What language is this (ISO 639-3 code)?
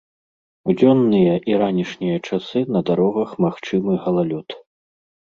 bel